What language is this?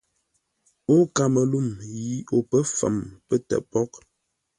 Ngombale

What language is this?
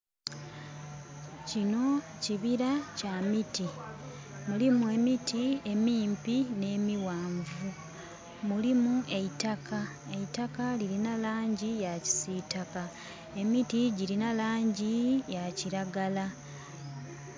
Soga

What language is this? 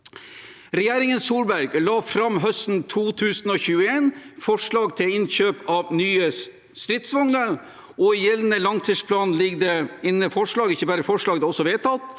Norwegian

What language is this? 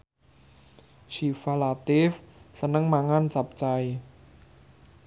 Javanese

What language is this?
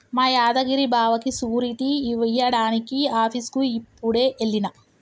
Telugu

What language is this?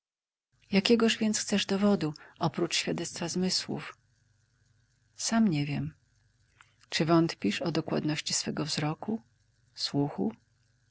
Polish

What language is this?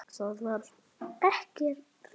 Icelandic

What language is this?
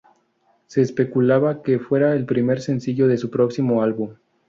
Spanish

